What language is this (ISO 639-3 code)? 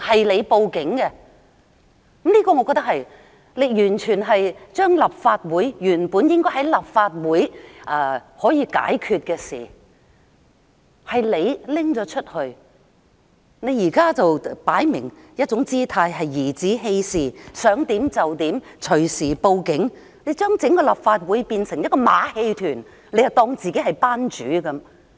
yue